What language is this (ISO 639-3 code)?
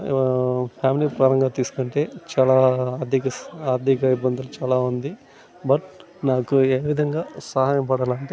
tel